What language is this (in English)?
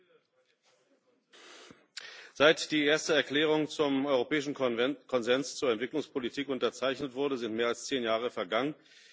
German